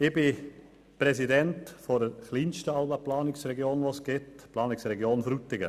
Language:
Swiss German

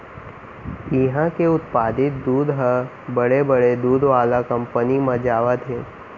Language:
Chhattisgarhi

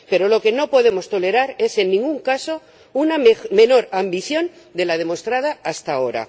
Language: Spanish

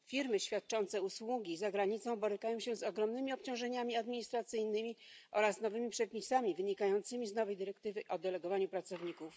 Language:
Polish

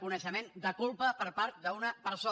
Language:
Catalan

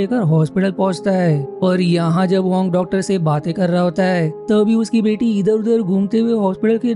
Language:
Hindi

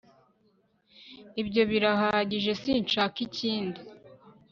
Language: Kinyarwanda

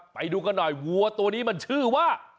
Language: Thai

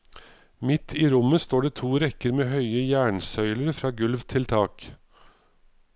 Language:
Norwegian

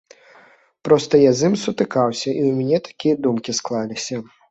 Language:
Belarusian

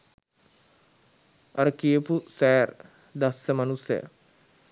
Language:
Sinhala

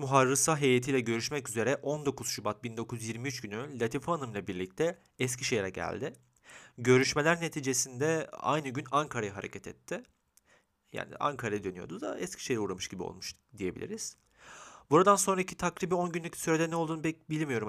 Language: Turkish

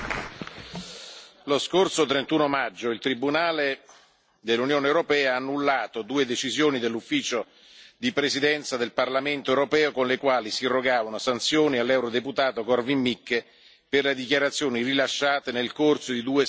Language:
Italian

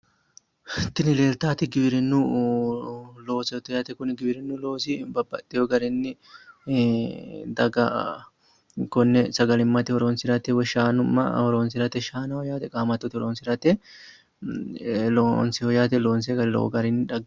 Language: Sidamo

